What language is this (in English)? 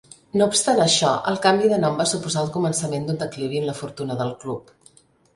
Catalan